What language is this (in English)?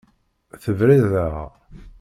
Kabyle